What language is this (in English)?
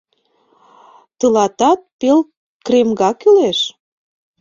Mari